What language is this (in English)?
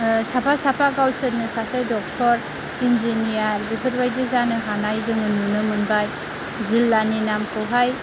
Bodo